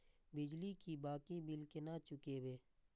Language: Maithili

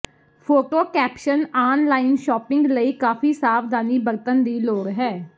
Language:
Punjabi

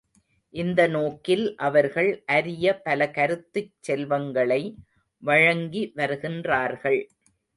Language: Tamil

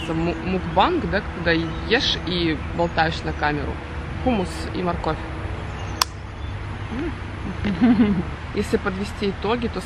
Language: Russian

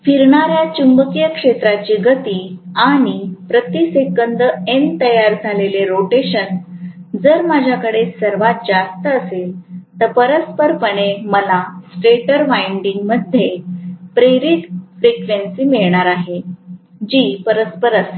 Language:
Marathi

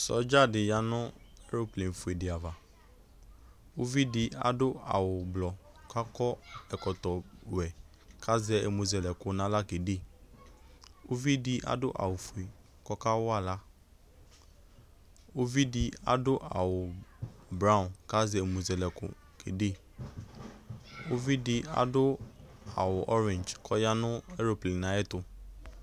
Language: Ikposo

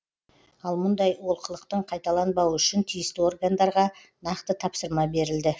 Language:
Kazakh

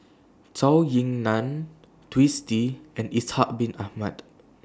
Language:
English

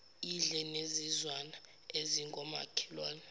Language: Zulu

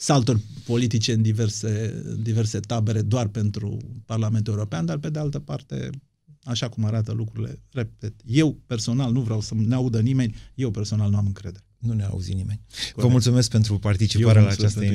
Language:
Romanian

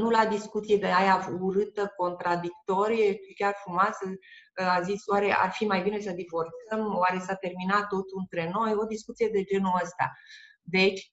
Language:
Romanian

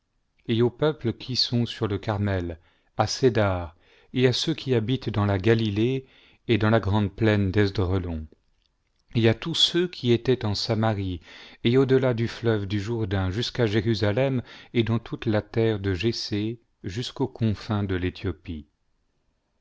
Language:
French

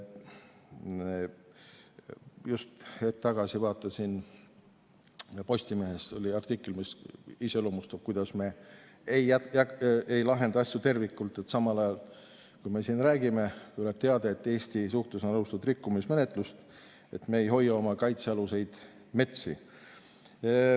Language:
Estonian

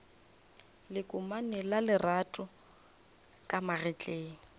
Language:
Northern Sotho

